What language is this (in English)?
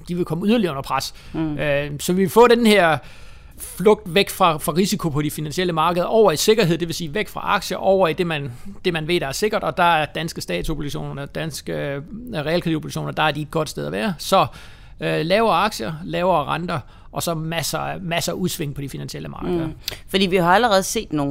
Danish